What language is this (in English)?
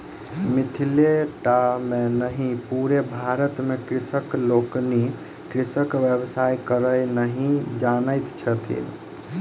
Maithili